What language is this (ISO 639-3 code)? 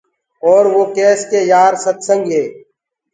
ggg